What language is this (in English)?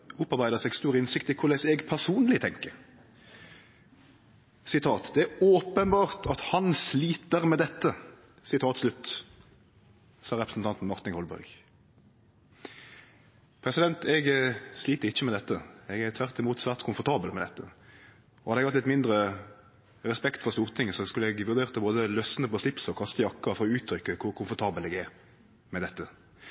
Norwegian Nynorsk